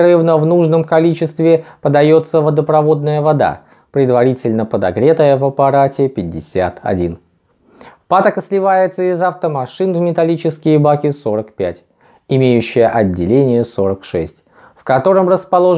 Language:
Russian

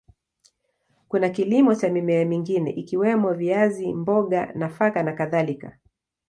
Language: Swahili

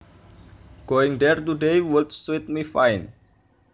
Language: Javanese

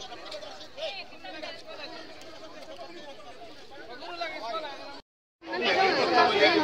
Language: Indonesian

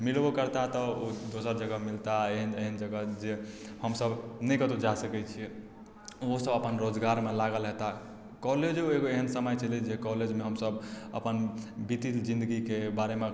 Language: Maithili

